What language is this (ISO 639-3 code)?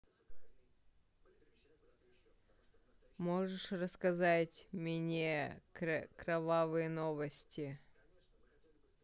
rus